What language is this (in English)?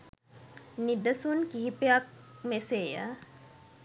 Sinhala